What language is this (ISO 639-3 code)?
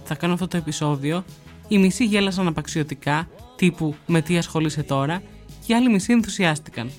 ell